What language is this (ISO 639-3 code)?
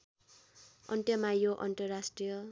nep